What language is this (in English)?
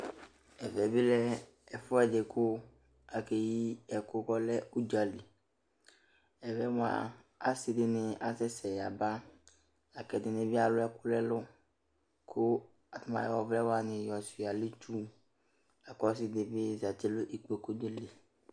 Ikposo